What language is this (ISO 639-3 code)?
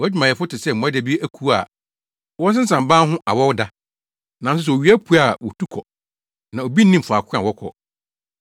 aka